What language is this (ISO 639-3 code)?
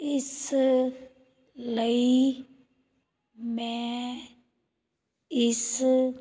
pan